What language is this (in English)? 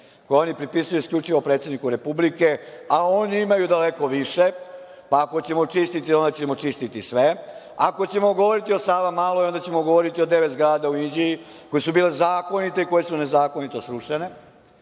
Serbian